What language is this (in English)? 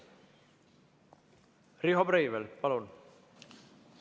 Estonian